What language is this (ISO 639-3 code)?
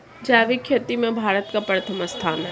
hin